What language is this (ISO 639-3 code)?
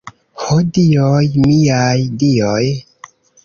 epo